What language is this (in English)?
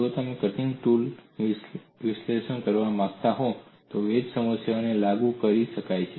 Gujarati